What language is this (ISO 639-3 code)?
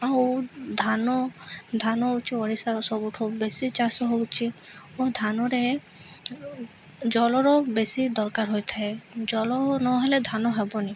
ori